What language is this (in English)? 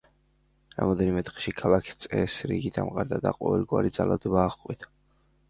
Georgian